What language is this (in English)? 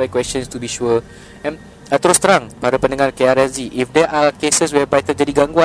Malay